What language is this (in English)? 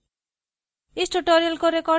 Hindi